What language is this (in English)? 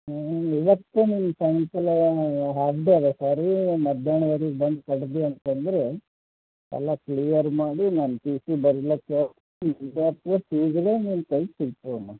Kannada